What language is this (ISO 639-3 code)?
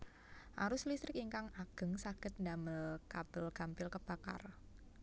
jav